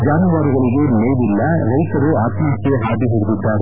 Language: Kannada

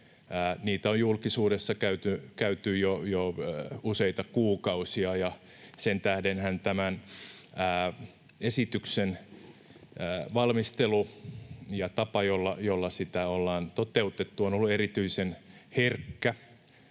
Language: Finnish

